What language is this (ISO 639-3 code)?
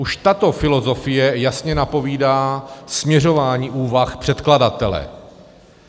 ces